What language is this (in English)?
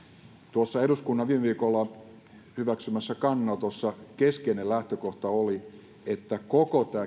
Finnish